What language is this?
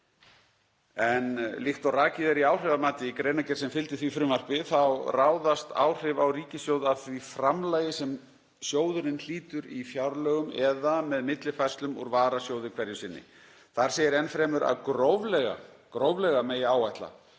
Icelandic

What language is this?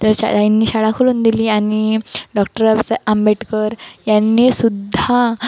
Marathi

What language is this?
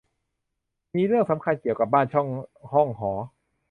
Thai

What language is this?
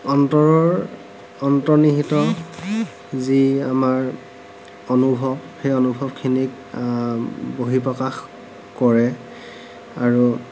Assamese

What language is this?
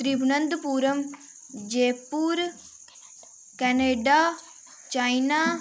Dogri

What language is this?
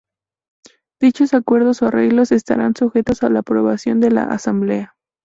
Spanish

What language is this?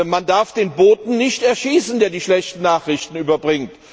German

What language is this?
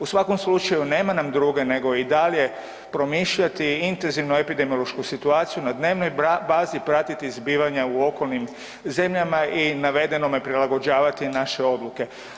Croatian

